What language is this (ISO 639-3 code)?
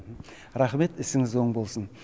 kaz